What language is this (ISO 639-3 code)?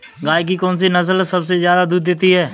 hin